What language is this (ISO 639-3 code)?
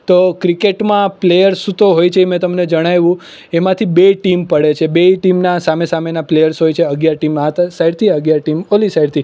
guj